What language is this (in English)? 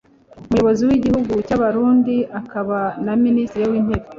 Kinyarwanda